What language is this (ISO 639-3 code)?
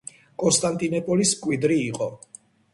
kat